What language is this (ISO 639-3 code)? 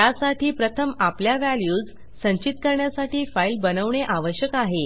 mar